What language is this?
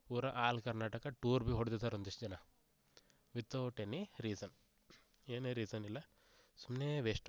Kannada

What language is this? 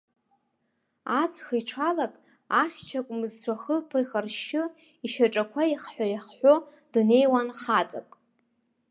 Abkhazian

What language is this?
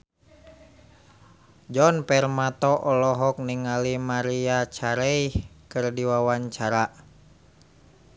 Sundanese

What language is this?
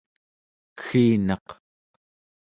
Central Yupik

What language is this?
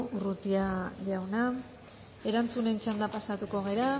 Basque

